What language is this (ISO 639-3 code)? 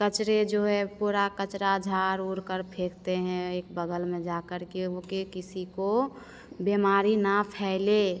hin